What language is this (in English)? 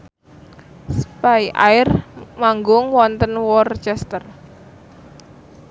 Javanese